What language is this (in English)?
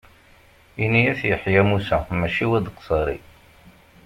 Kabyle